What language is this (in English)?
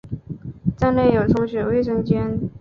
Chinese